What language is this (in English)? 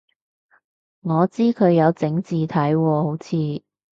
Cantonese